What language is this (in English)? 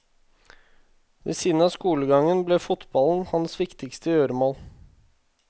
Norwegian